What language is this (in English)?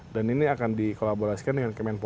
Indonesian